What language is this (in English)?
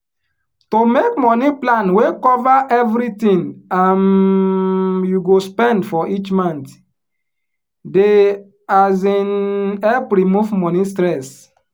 Nigerian Pidgin